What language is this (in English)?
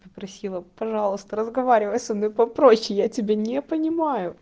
Russian